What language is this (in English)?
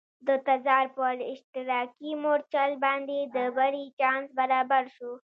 Pashto